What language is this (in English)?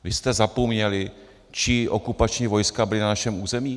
Czech